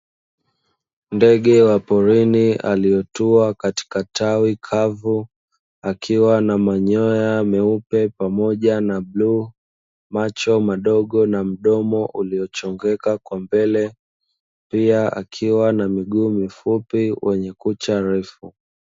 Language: Swahili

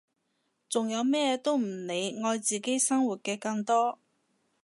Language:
Cantonese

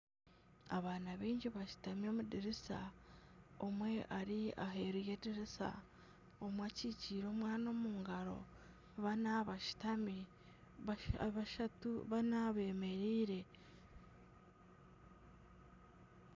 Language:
Nyankole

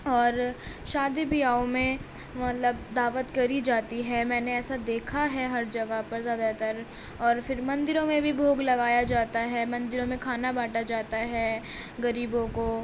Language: Urdu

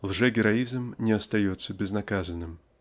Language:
Russian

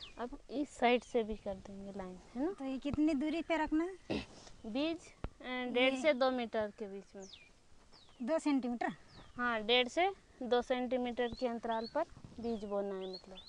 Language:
Portuguese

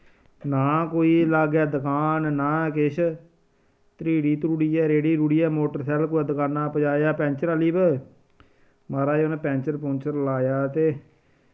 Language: Dogri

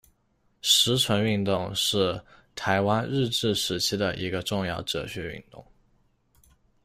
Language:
Chinese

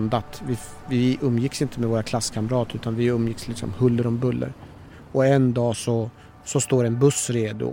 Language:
Swedish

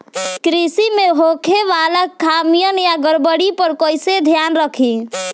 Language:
Bhojpuri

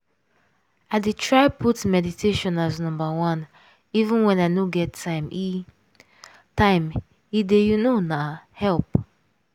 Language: Nigerian Pidgin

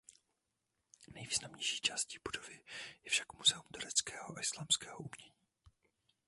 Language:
Czech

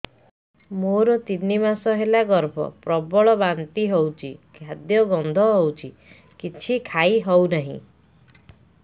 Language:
Odia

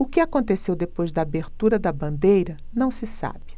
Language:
Portuguese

